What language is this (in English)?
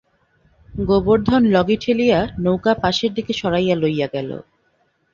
Bangla